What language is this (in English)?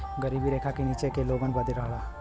Bhojpuri